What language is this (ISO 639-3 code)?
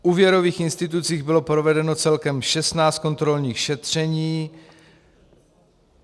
ces